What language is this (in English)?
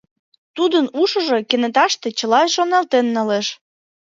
Mari